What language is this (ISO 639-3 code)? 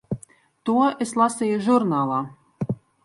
lav